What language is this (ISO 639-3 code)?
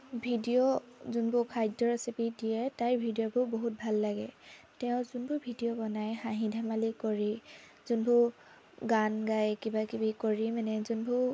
asm